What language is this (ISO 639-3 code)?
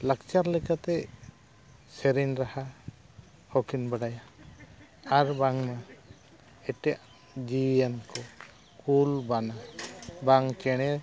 sat